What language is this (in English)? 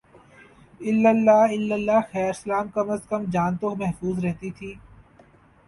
Urdu